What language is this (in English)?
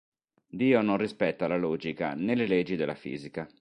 Italian